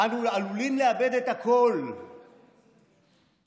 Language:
Hebrew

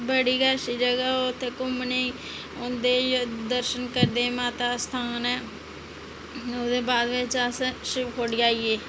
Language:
Dogri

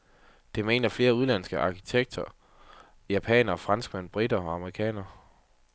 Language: Danish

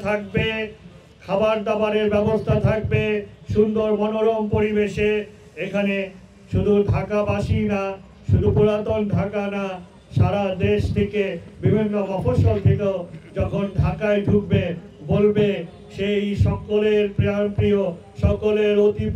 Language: Romanian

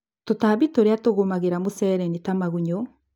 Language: Kikuyu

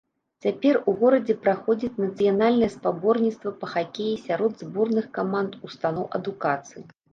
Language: Belarusian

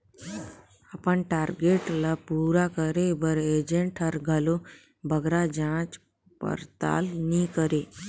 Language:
Chhattisgarhi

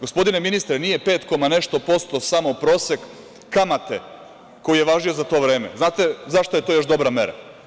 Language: Serbian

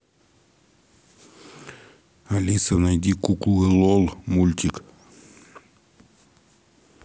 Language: Russian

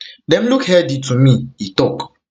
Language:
Nigerian Pidgin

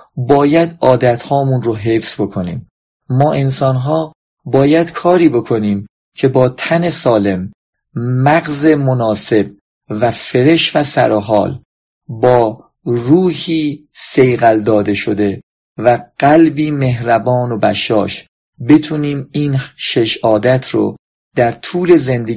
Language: Persian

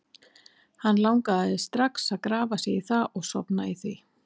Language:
Icelandic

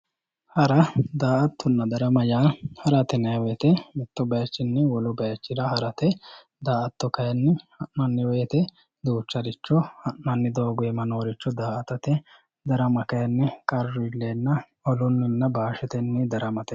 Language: Sidamo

